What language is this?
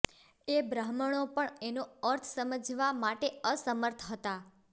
Gujarati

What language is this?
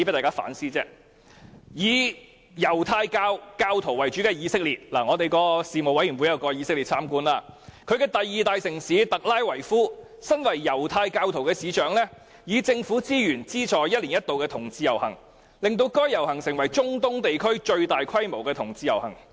Cantonese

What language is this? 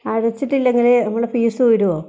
Malayalam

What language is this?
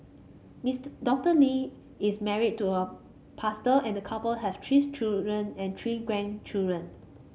English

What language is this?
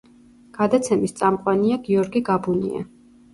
Georgian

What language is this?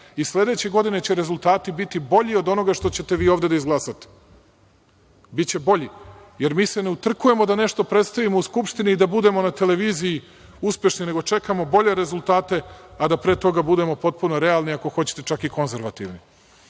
Serbian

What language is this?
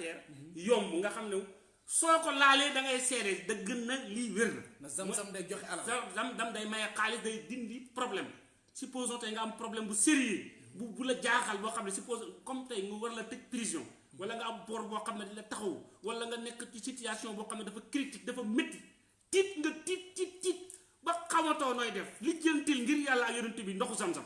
French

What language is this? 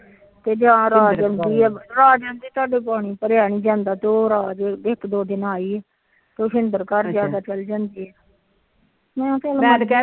Punjabi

